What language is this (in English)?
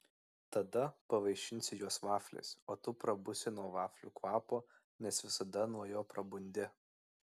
Lithuanian